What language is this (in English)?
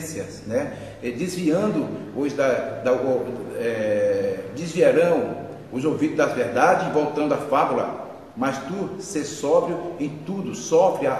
Portuguese